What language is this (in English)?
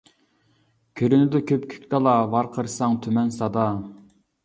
Uyghur